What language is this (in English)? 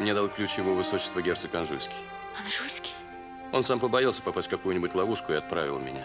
Russian